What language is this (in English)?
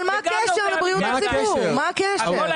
Hebrew